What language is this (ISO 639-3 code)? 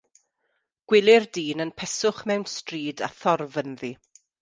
cym